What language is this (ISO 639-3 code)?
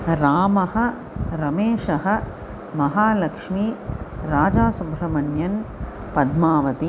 san